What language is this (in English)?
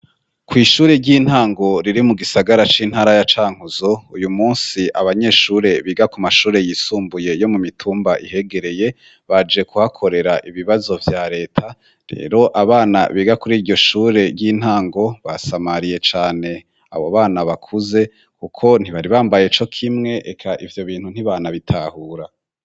Rundi